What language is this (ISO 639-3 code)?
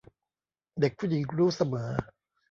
tha